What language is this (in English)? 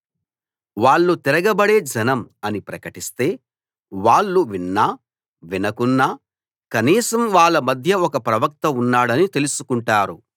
Telugu